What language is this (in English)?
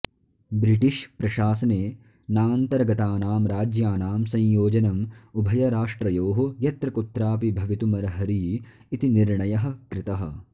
Sanskrit